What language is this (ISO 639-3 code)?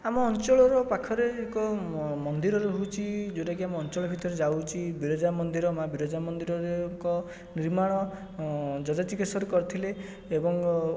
ori